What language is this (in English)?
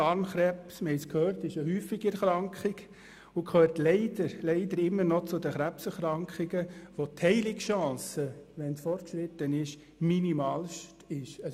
Swiss German